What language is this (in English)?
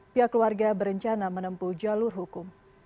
Indonesian